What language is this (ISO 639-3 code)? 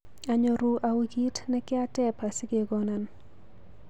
kln